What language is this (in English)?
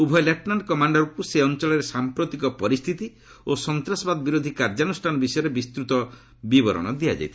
Odia